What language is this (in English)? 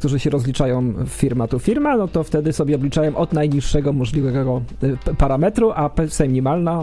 Polish